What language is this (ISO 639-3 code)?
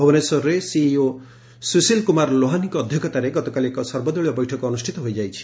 ori